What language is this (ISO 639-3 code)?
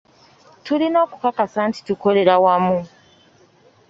lug